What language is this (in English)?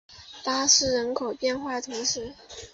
Chinese